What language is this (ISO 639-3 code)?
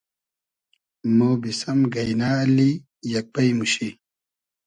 haz